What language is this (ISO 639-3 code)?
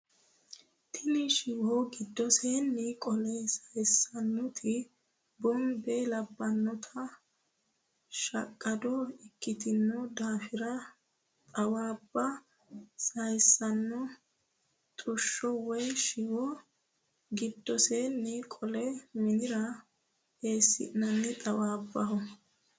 sid